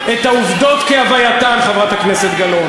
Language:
Hebrew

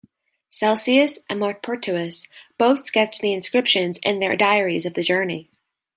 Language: English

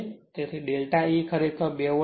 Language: Gujarati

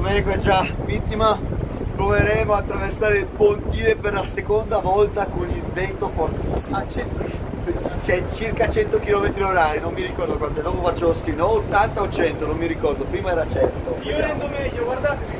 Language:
Italian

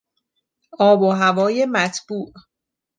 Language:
Persian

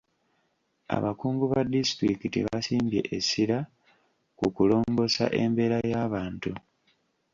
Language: Ganda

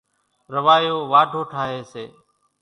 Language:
Kachi Koli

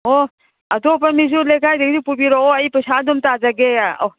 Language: Manipuri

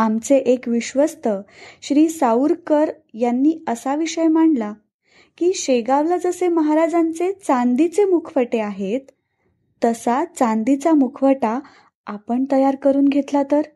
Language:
Marathi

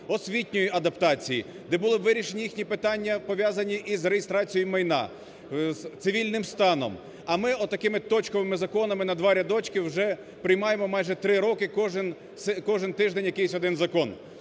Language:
Ukrainian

